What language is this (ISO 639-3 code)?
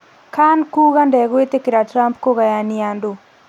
kik